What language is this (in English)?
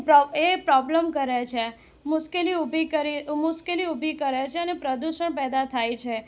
Gujarati